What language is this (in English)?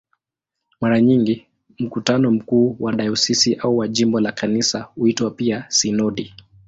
Swahili